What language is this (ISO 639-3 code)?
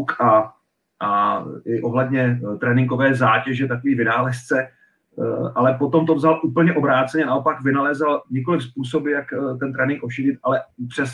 ces